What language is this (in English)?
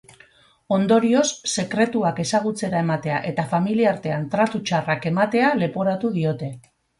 Basque